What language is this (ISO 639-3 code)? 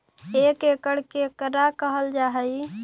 mag